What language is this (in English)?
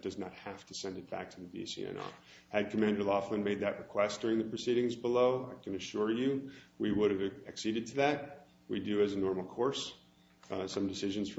English